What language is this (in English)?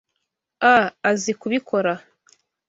Kinyarwanda